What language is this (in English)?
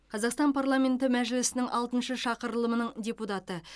Kazakh